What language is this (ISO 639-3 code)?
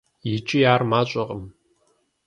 kbd